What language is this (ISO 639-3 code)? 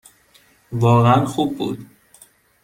fas